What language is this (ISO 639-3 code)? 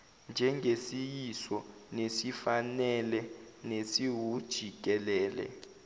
zul